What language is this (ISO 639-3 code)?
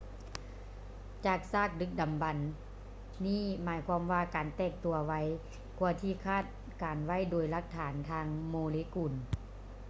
lao